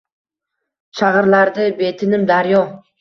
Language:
Uzbek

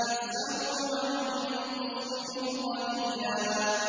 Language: Arabic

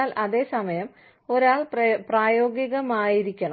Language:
Malayalam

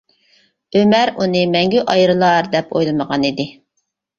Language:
Uyghur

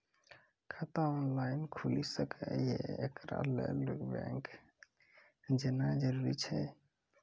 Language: Maithili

